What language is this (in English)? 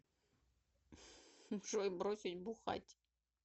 Russian